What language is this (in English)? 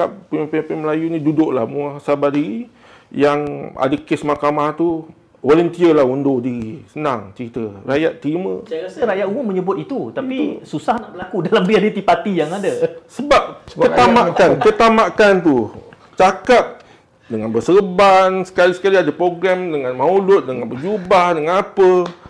Malay